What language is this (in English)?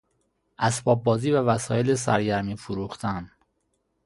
Persian